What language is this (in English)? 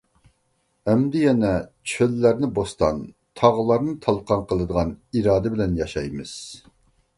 Uyghur